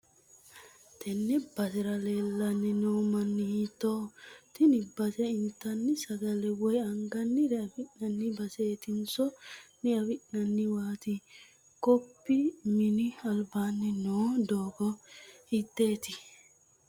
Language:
Sidamo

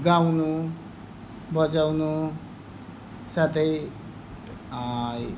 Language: Nepali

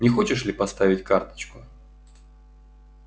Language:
Russian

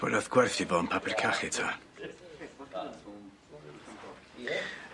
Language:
Welsh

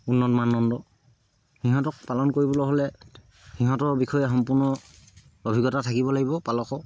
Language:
Assamese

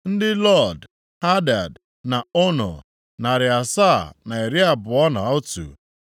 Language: Igbo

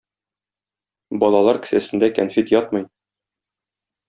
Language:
Tatar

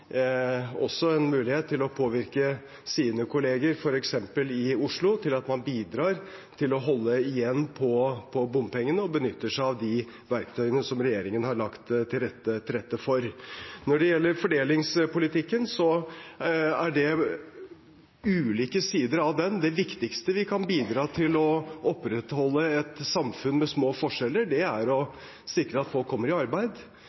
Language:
Norwegian Bokmål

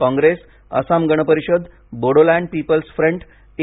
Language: Marathi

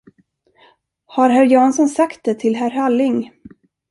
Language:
Swedish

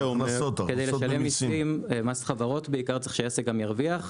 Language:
Hebrew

